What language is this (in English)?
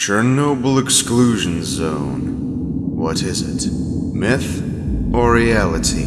English